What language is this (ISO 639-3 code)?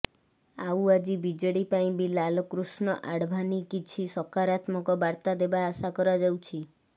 ori